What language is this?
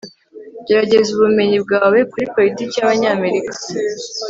Kinyarwanda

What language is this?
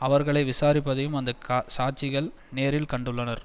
Tamil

